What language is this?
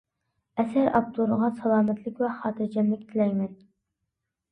Uyghur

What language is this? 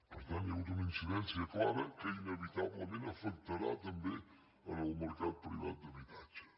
Catalan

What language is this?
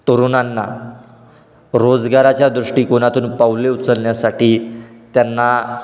Marathi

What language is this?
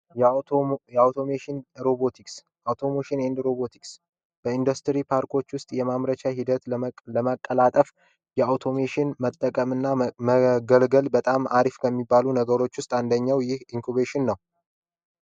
Amharic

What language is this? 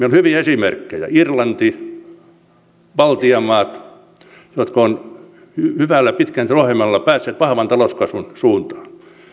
Finnish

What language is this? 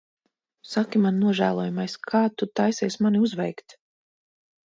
Latvian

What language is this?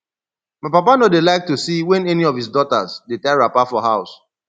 Nigerian Pidgin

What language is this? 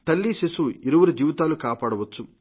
Telugu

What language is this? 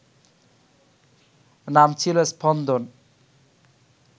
Bangla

